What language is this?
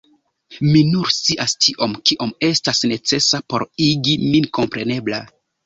Esperanto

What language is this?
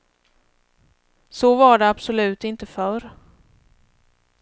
Swedish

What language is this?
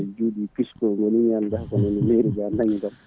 Fula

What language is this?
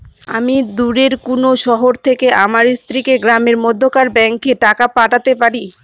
Bangla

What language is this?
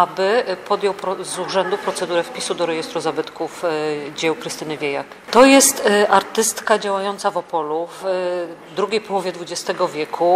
Polish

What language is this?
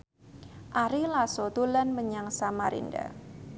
Javanese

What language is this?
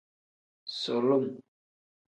Tem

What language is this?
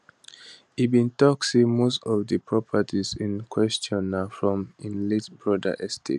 Nigerian Pidgin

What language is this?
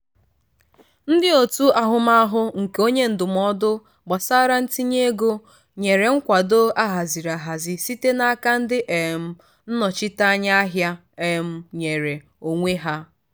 Igbo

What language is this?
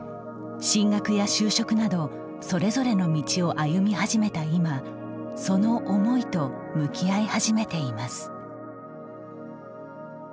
Japanese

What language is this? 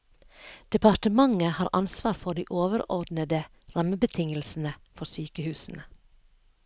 Norwegian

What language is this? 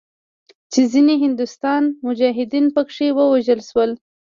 Pashto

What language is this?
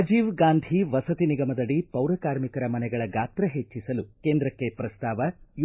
Kannada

